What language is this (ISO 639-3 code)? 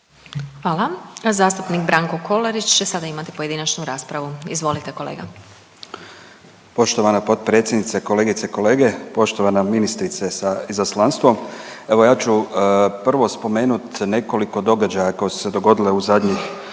hrv